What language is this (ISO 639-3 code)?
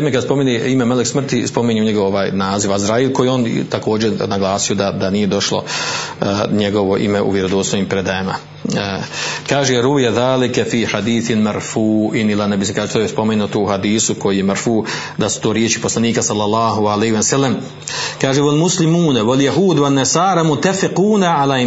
hrv